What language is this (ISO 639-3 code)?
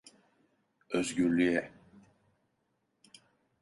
tur